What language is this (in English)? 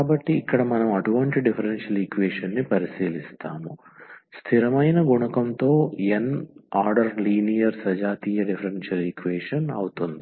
Telugu